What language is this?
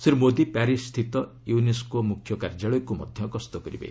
Odia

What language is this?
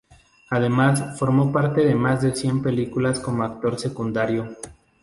Spanish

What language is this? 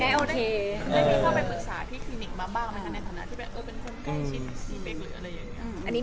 Thai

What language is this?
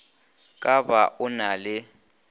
Northern Sotho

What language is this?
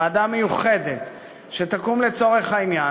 Hebrew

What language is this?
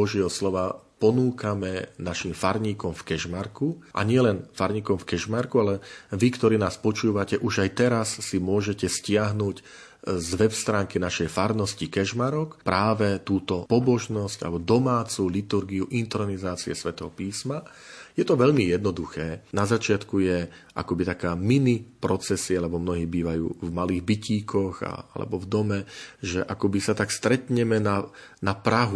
Slovak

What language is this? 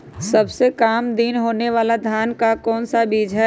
Magahi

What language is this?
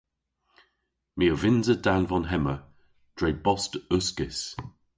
Cornish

